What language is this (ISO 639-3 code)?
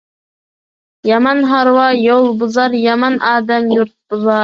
uig